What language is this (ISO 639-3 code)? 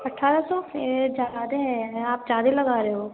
urd